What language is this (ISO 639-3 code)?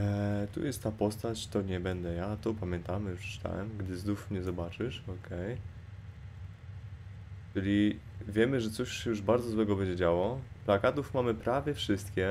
pol